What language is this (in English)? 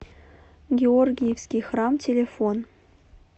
Russian